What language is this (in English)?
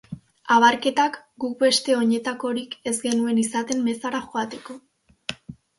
Basque